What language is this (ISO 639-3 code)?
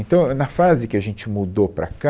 por